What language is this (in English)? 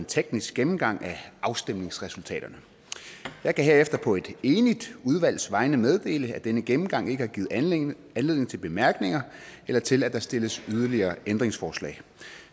Danish